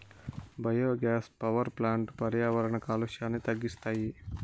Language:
Telugu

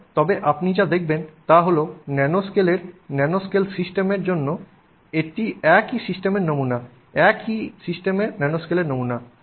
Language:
Bangla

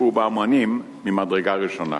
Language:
Hebrew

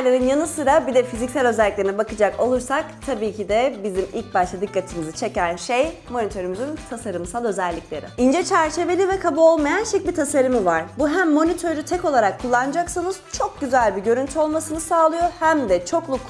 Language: Turkish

